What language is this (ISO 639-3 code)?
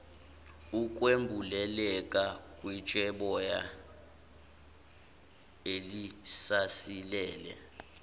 zul